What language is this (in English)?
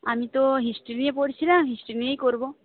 Bangla